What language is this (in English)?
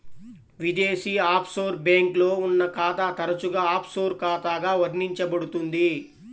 Telugu